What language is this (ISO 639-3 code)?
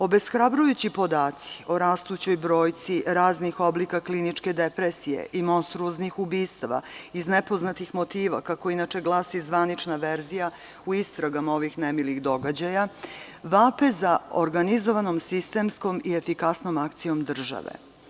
srp